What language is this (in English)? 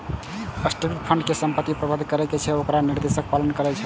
Maithili